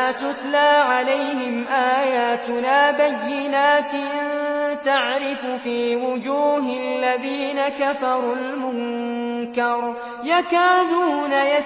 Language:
Arabic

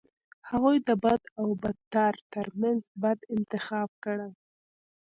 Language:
Pashto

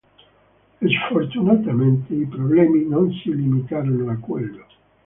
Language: Italian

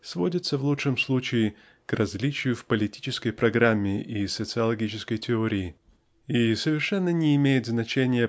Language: Russian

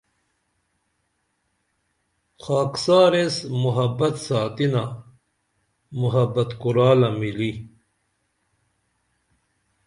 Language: Dameli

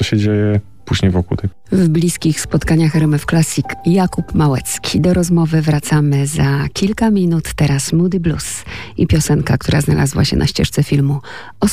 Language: Polish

